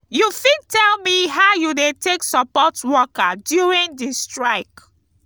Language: Nigerian Pidgin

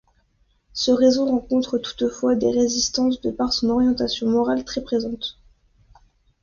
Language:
French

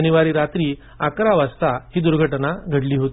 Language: Marathi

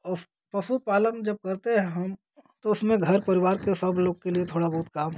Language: Hindi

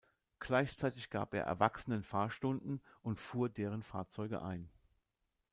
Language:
German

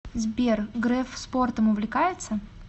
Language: Russian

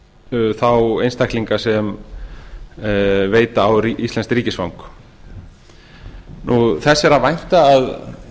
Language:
Icelandic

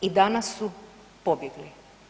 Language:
Croatian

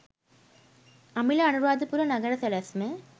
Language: Sinhala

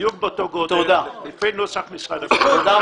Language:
Hebrew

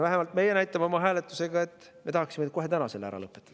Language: Estonian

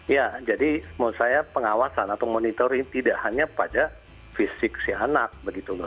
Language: Indonesian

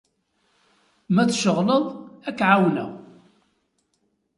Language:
Kabyle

